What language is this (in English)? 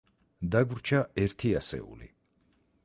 Georgian